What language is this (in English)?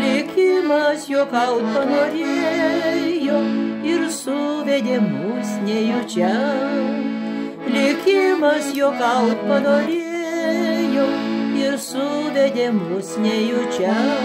Lithuanian